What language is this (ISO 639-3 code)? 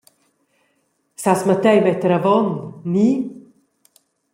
roh